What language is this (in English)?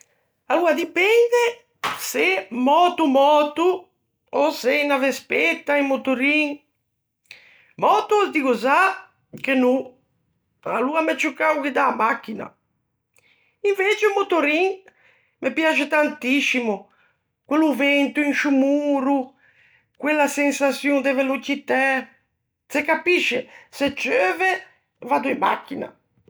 Ligurian